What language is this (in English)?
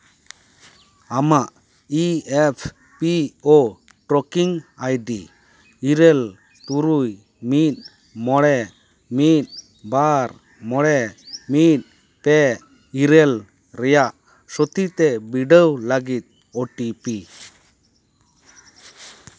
Santali